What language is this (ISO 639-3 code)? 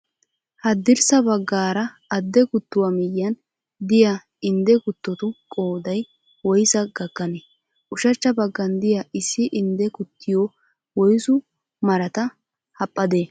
wal